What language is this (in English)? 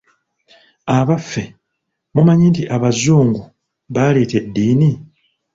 Ganda